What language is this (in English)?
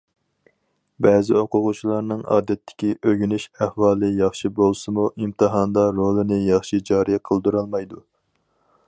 Uyghur